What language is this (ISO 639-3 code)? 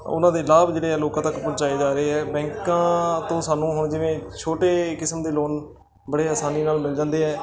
pan